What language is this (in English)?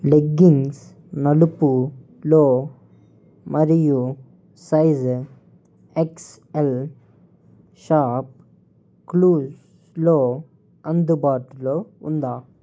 Telugu